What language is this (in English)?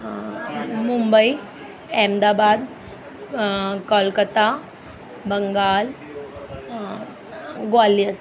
Sindhi